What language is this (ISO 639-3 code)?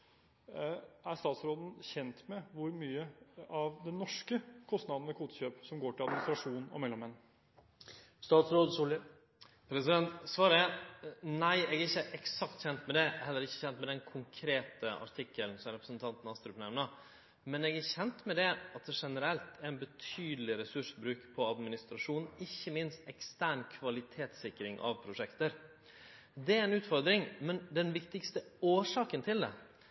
nor